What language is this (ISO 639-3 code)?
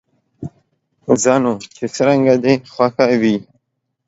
pus